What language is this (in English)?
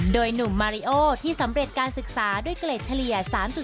Thai